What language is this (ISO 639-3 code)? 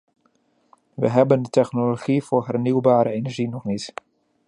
nld